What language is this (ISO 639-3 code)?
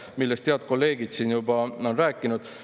est